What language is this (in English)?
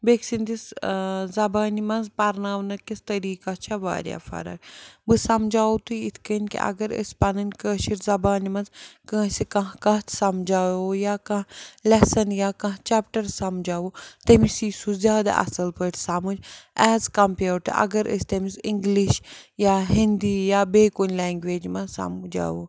Kashmiri